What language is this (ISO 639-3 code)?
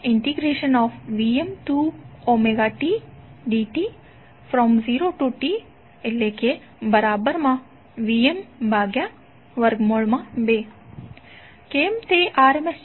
guj